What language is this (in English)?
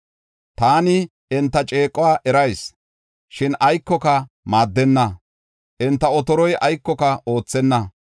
Gofa